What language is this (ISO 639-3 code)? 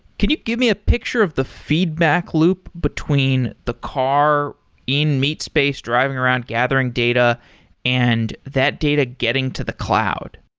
eng